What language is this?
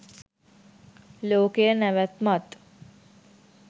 Sinhala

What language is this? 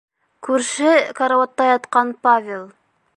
Bashkir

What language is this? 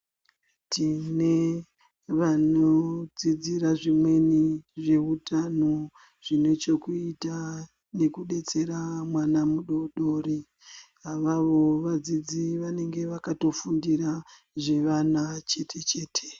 Ndau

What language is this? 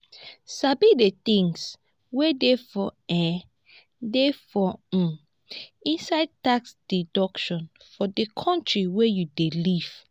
Nigerian Pidgin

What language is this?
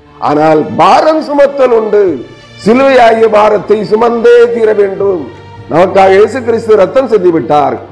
Tamil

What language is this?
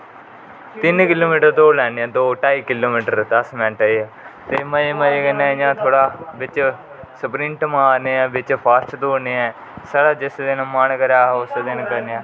Dogri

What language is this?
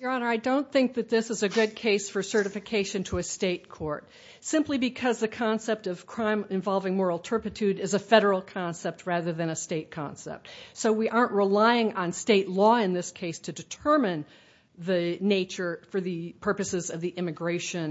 English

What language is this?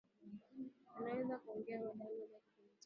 Swahili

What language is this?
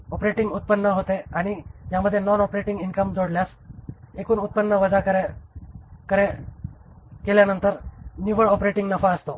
Marathi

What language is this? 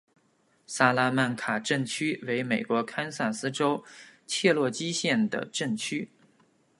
Chinese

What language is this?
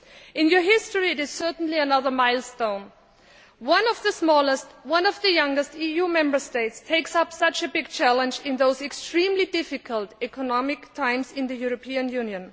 English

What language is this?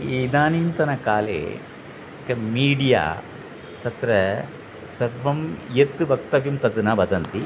Sanskrit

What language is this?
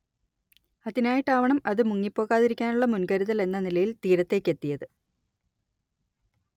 Malayalam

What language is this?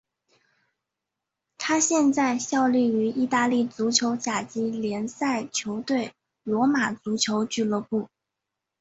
Chinese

